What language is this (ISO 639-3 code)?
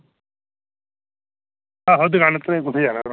doi